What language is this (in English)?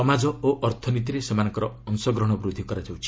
Odia